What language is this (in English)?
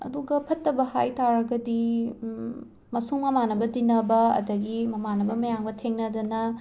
Manipuri